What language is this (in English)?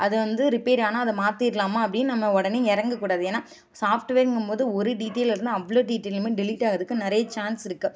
Tamil